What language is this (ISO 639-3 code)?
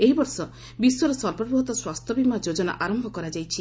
ori